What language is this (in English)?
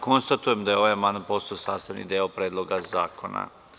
Serbian